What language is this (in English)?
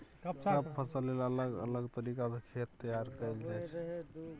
Maithili